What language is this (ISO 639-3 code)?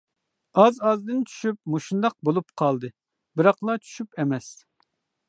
uig